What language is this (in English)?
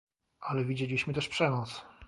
Polish